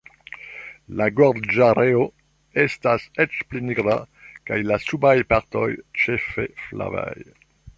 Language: Esperanto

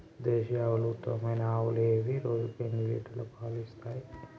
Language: Telugu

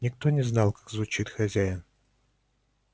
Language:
Russian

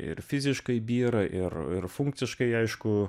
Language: Lithuanian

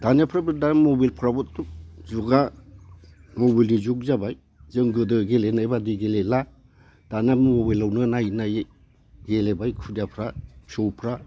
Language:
Bodo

